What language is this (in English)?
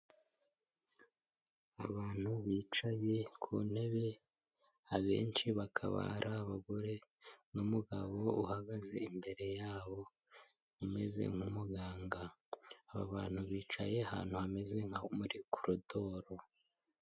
Kinyarwanda